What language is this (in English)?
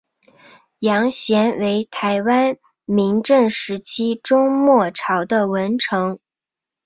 Chinese